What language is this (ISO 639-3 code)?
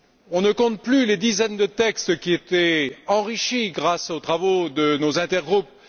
fra